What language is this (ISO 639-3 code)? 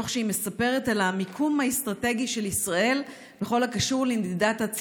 heb